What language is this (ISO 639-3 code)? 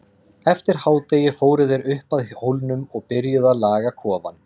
isl